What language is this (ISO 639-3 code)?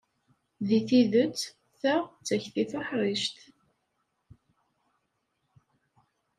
kab